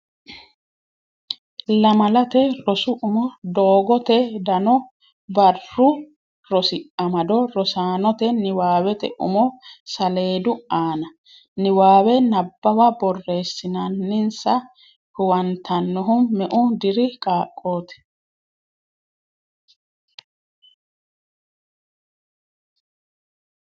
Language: Sidamo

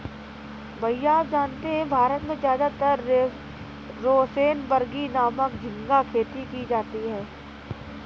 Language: Hindi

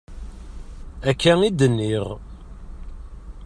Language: Kabyle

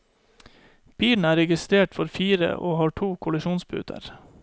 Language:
Norwegian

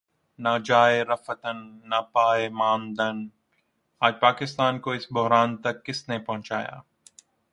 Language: Urdu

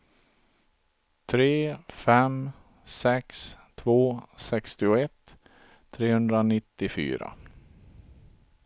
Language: Swedish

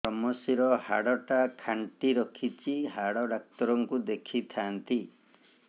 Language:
Odia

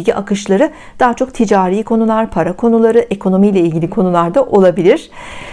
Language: Turkish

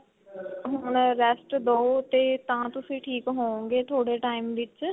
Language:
Punjabi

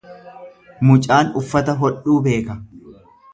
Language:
Oromo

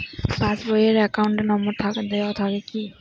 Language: Bangla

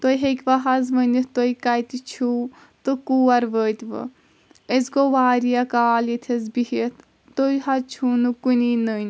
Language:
Kashmiri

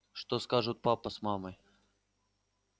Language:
Russian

